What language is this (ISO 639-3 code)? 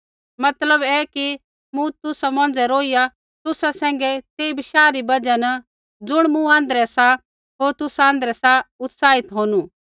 kfx